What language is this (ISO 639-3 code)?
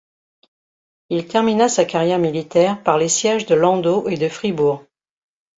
fra